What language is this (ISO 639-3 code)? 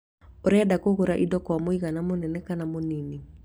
kik